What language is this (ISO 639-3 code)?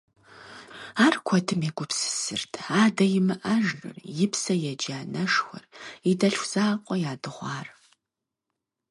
kbd